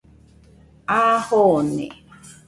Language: Nüpode Huitoto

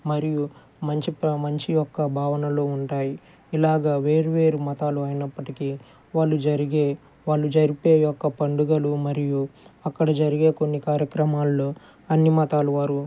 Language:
Telugu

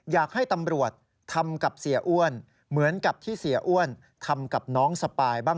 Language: Thai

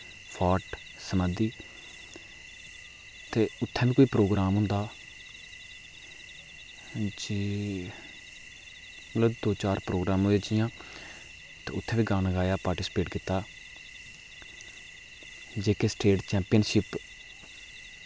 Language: Dogri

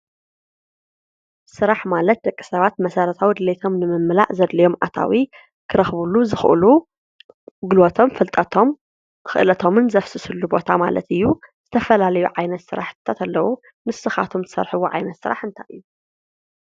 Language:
Tigrinya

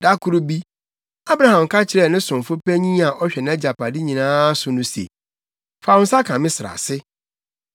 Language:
Akan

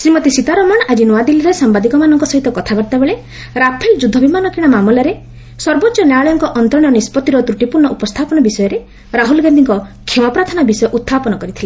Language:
Odia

